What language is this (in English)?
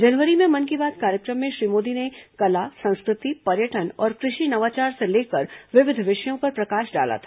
Hindi